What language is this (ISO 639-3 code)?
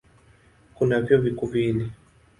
swa